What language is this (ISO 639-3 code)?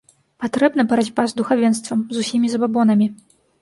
bel